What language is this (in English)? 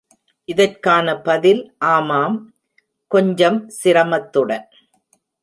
Tamil